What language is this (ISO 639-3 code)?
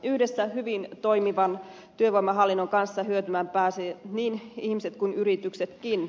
fin